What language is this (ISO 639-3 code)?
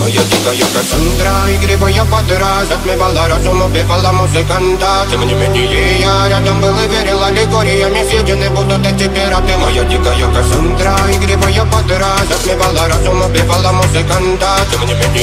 ron